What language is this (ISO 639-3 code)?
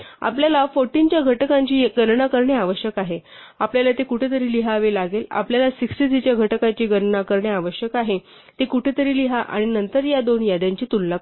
mar